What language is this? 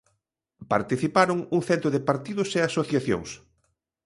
Galician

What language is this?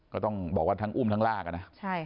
Thai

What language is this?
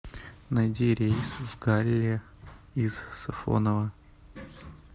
Russian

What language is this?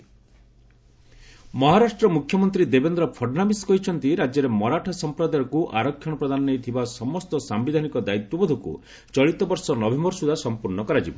Odia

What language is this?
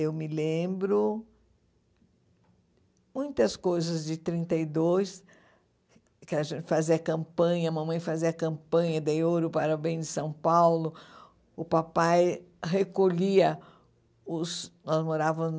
Portuguese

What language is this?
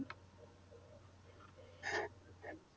Punjabi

